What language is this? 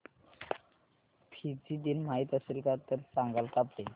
Marathi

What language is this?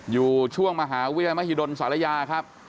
Thai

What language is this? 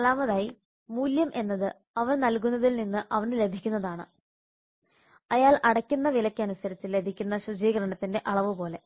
Malayalam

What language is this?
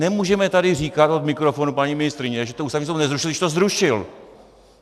Czech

